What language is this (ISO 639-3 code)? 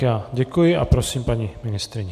ces